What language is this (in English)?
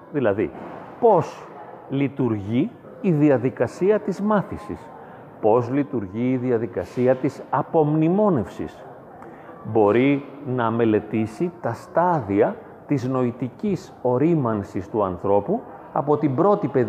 Greek